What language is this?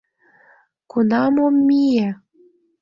Mari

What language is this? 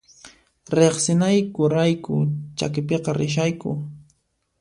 Puno Quechua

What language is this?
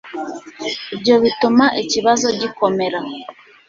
Kinyarwanda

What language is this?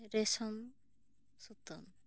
Santali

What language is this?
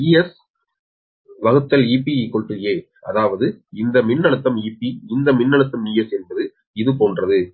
Tamil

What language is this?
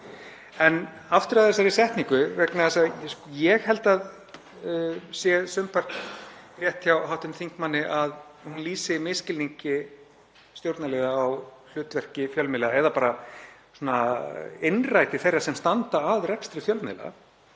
Icelandic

